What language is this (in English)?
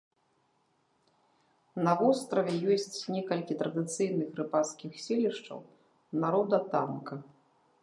Belarusian